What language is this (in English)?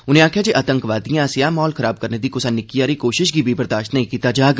Dogri